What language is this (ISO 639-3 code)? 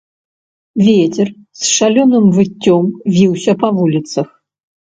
bel